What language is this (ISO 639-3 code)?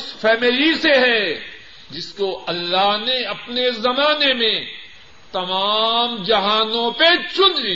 urd